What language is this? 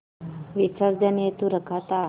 Hindi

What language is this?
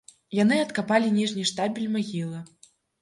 Belarusian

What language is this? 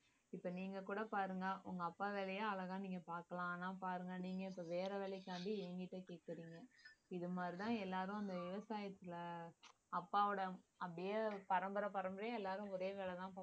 Tamil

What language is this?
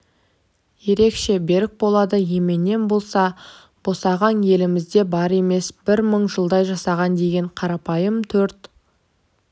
Kazakh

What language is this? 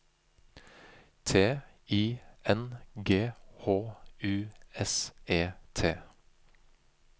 Norwegian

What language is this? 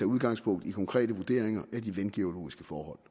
Danish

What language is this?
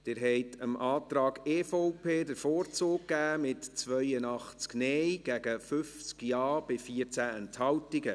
Swiss German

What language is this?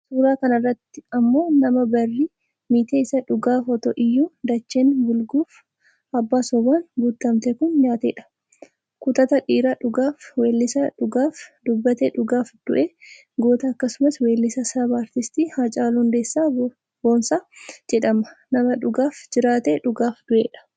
Oromo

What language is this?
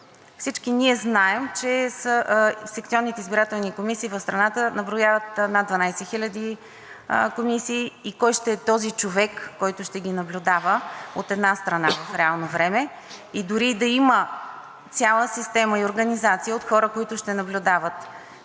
Bulgarian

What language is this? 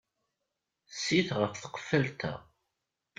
Kabyle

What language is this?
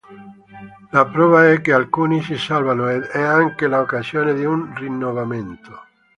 Italian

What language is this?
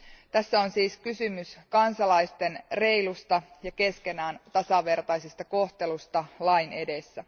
Finnish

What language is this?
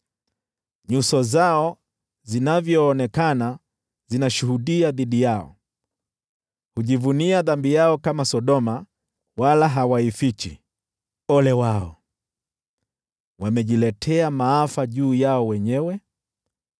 Swahili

